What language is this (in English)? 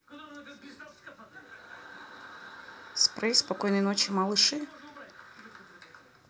Russian